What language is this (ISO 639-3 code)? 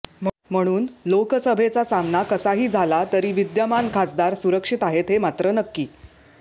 mar